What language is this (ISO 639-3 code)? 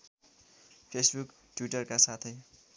nep